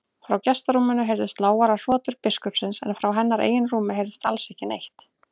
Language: Icelandic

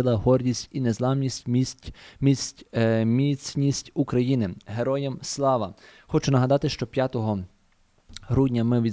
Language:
Ukrainian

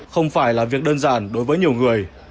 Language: Vietnamese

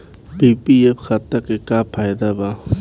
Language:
Bhojpuri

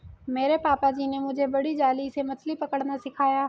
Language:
Hindi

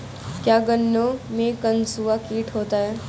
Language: Hindi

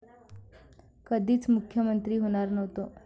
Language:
Marathi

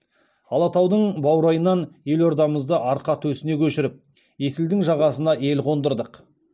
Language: Kazakh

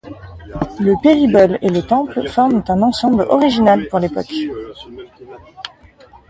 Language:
French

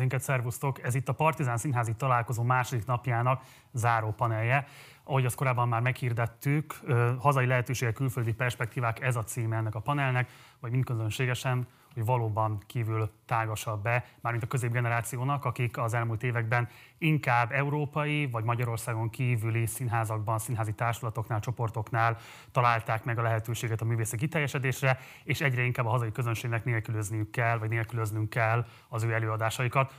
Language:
Hungarian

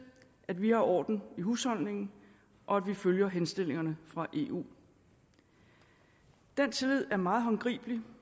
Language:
Danish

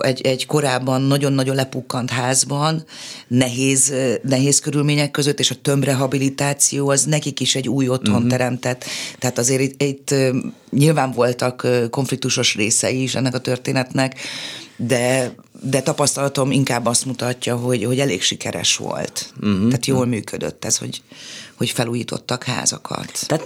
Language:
Hungarian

